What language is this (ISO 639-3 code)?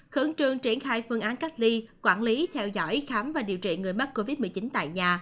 vie